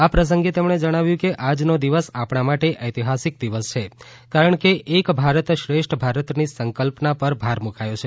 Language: Gujarati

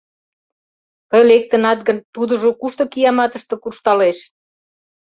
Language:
Mari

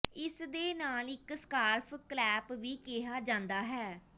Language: Punjabi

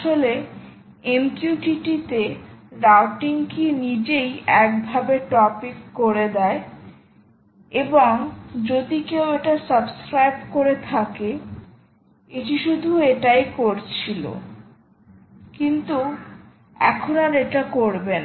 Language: Bangla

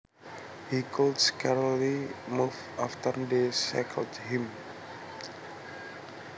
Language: Javanese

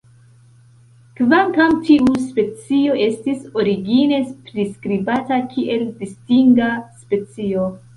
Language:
Esperanto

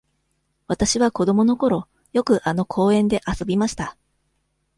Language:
Japanese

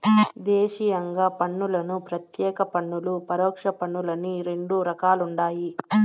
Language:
Telugu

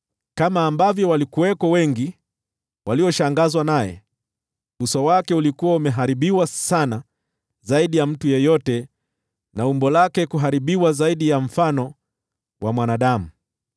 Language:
Swahili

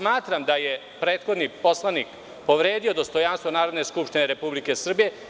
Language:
Serbian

